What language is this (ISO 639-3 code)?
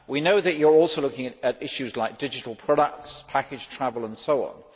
eng